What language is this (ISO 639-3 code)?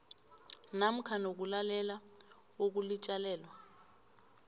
nbl